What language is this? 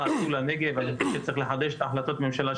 Hebrew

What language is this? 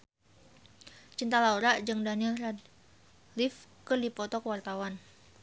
Sundanese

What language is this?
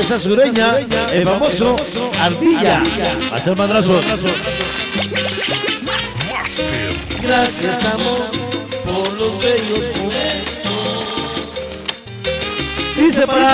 Spanish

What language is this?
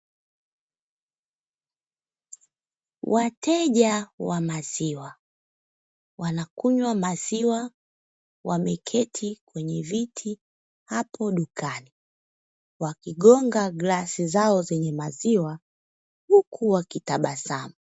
Swahili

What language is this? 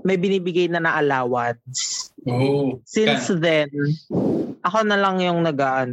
Filipino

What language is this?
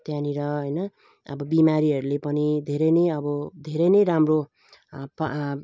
Nepali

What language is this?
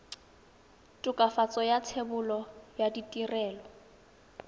Tswana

